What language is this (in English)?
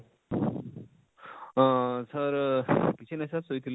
Odia